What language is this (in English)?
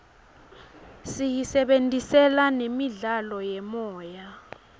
Swati